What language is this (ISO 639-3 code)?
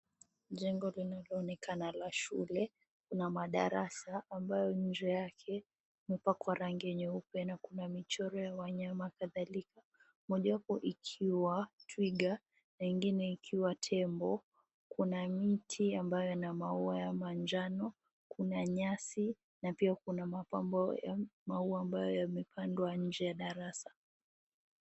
swa